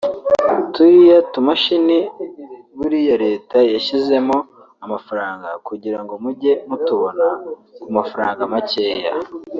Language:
Kinyarwanda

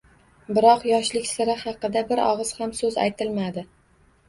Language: Uzbek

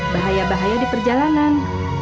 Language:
Indonesian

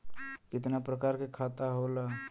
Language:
Bhojpuri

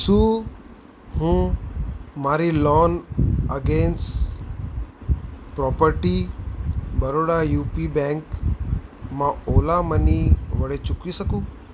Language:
Gujarati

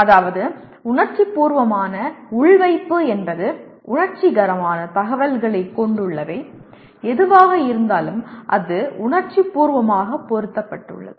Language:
Tamil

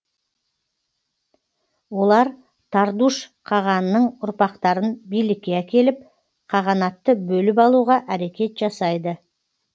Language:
Kazakh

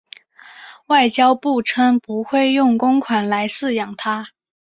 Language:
Chinese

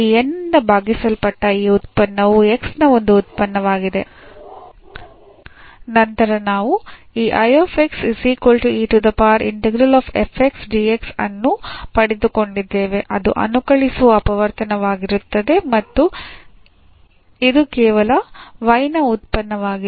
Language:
Kannada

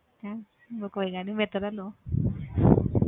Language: Punjabi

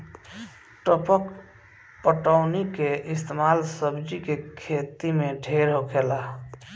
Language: Bhojpuri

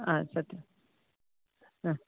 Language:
Sanskrit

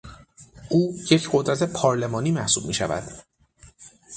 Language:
Persian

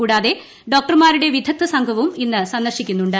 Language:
Malayalam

